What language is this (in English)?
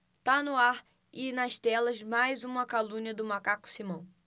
Portuguese